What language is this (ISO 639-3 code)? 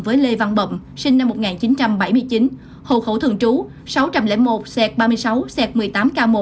vie